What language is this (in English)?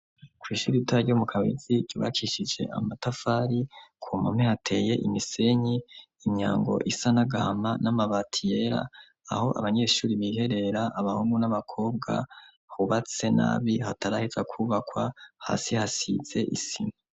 Rundi